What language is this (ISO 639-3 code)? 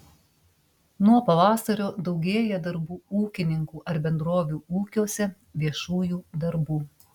lit